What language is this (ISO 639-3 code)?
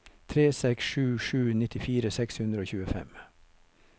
nor